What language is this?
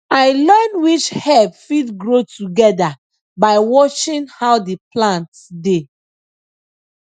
Nigerian Pidgin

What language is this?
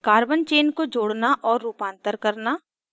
Hindi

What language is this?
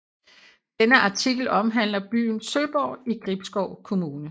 Danish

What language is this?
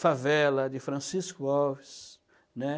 Portuguese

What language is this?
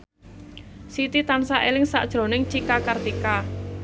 Javanese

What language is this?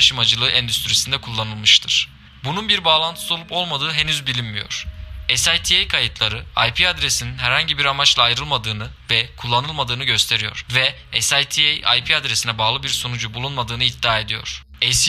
Turkish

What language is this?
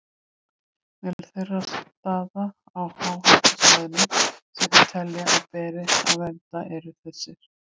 Icelandic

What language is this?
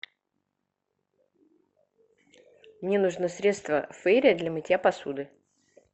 Russian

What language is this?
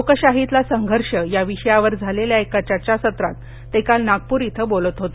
Marathi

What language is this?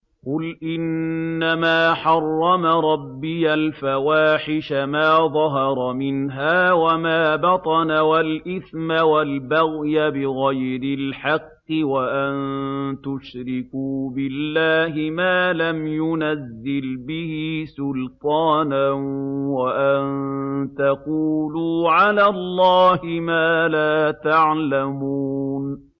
Arabic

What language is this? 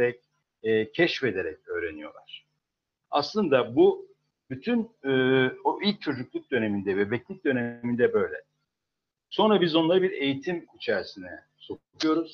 Turkish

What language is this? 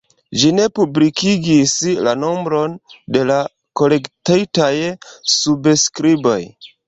Esperanto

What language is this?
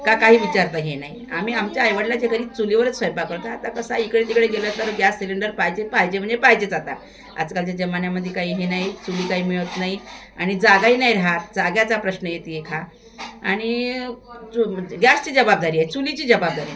Marathi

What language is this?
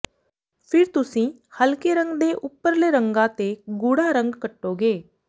Punjabi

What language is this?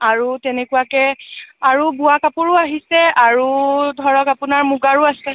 Assamese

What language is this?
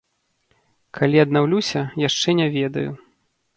Belarusian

